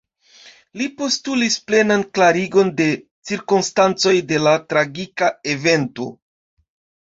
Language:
Esperanto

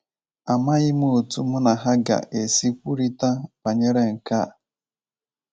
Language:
Igbo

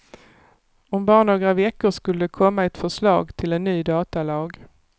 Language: Swedish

